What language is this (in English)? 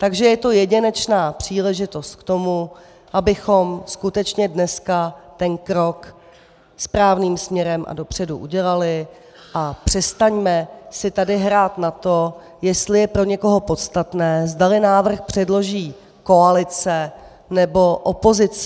Czech